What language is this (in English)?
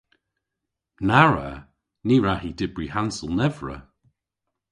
Cornish